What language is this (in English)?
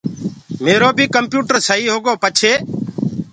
Gurgula